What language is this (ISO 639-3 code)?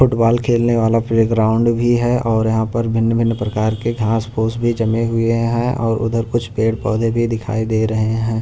hin